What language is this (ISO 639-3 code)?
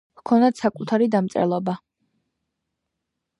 kat